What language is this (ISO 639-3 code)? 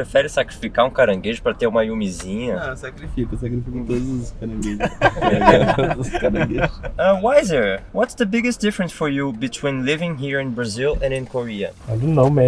por